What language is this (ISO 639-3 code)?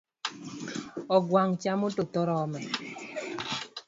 luo